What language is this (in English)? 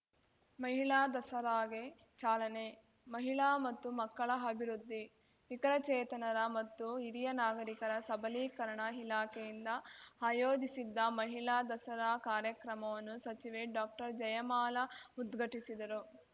Kannada